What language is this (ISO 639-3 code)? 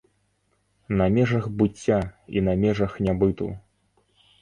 bel